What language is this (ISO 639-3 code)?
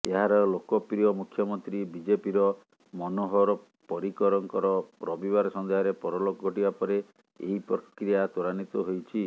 ori